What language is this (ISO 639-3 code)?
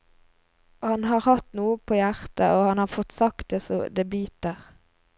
nor